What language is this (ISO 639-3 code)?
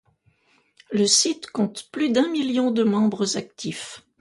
fra